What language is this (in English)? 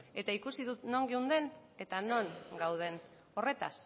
Basque